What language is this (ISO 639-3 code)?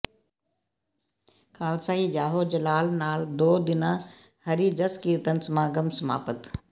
pan